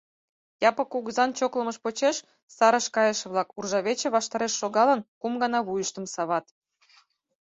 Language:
Mari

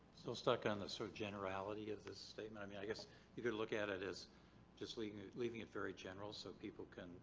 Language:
English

